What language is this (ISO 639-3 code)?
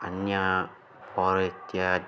san